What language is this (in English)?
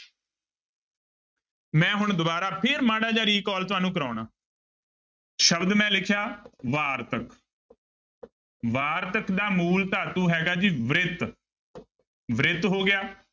Punjabi